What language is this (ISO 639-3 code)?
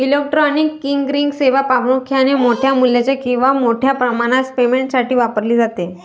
mar